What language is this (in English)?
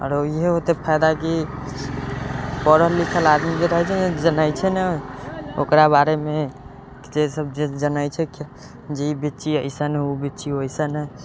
Maithili